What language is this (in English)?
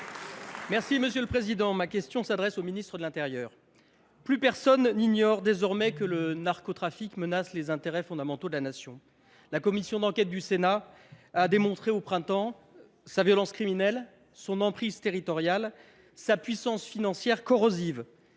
French